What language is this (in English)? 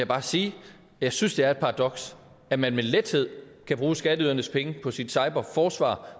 Danish